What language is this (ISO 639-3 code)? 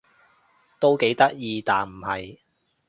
yue